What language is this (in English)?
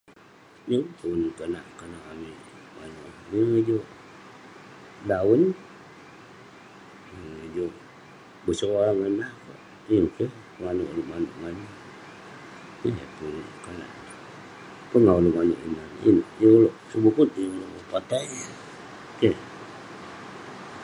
Western Penan